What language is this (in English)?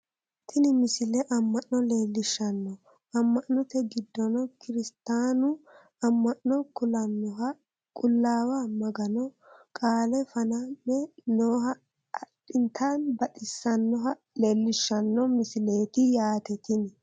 Sidamo